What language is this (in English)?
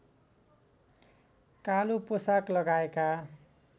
Nepali